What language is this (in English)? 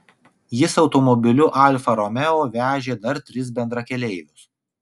Lithuanian